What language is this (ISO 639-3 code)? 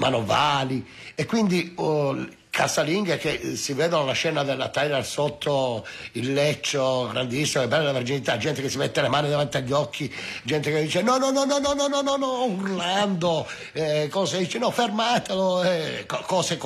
ita